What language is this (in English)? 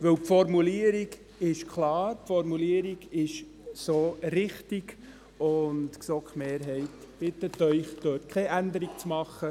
Swiss German